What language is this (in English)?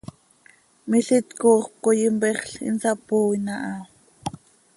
Seri